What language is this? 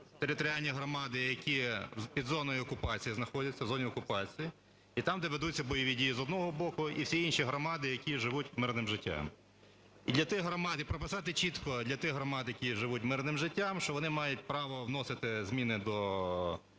Ukrainian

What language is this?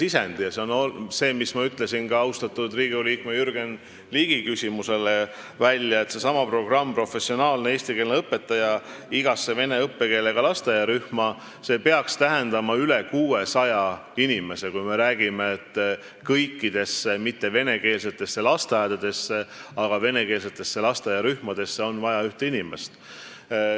Estonian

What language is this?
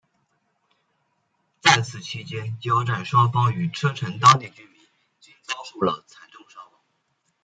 Chinese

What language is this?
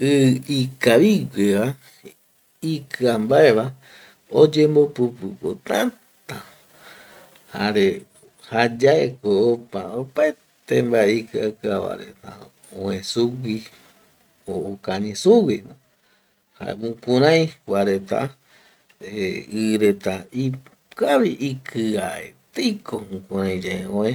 Eastern Bolivian Guaraní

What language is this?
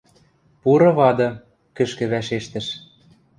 Western Mari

